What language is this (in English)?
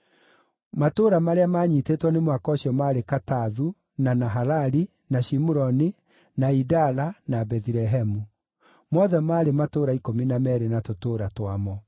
Kikuyu